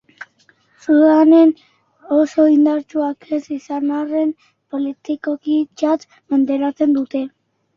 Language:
Basque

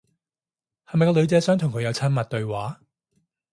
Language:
Cantonese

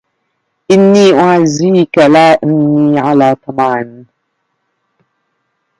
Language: Arabic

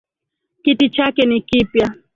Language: Swahili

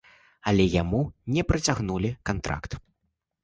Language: Belarusian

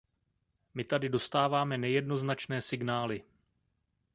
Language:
Czech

